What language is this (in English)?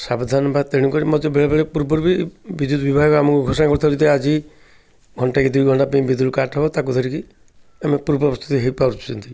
Odia